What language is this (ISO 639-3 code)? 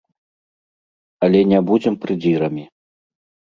bel